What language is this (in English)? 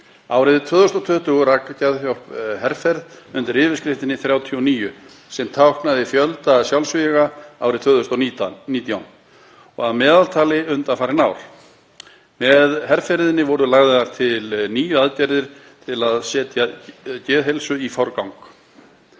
Icelandic